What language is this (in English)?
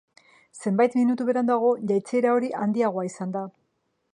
Basque